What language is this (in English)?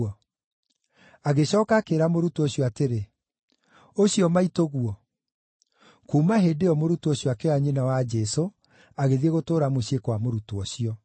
Kikuyu